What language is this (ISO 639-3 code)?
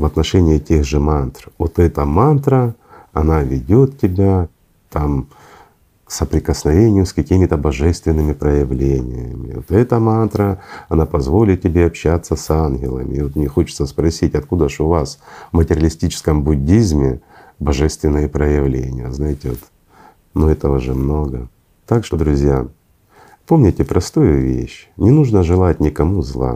rus